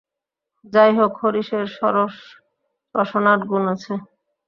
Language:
Bangla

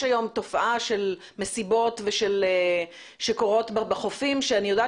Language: Hebrew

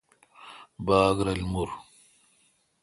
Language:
Kalkoti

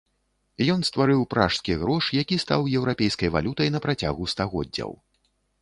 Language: Belarusian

